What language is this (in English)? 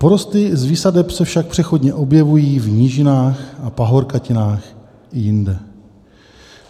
Czech